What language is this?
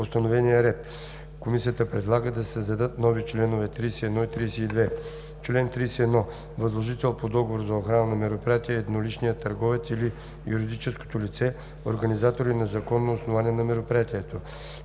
Bulgarian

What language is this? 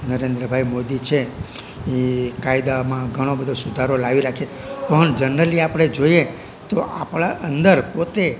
Gujarati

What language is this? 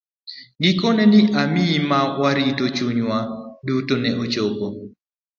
Luo (Kenya and Tanzania)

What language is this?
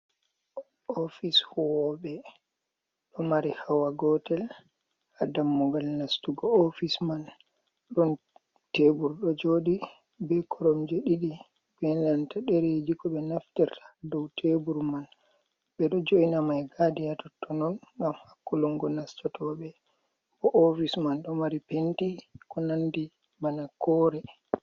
Fula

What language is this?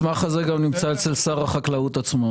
Hebrew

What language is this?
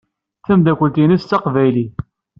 Kabyle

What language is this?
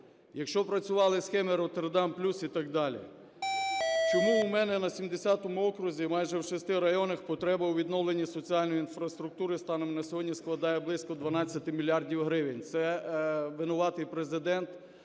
Ukrainian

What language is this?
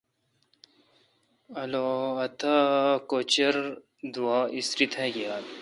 Kalkoti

